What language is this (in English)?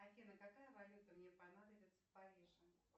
Russian